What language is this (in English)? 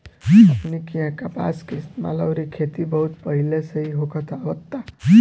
Bhojpuri